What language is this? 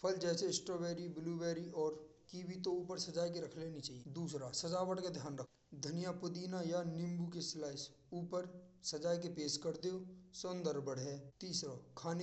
Braj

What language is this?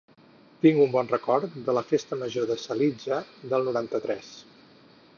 Catalan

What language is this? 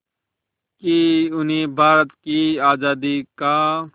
Hindi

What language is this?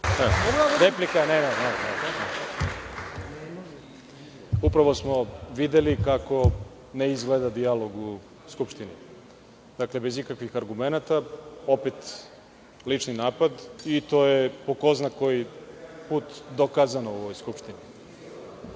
Serbian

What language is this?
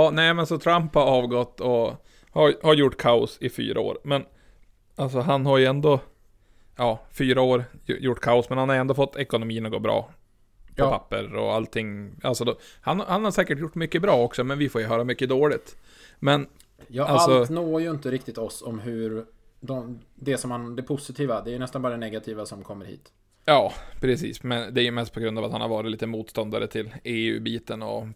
Swedish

